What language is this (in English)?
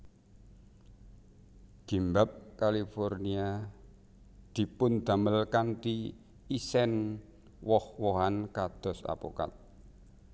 Javanese